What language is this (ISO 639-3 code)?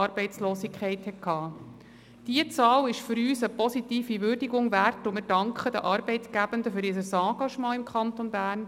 gsw